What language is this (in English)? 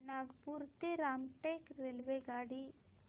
Marathi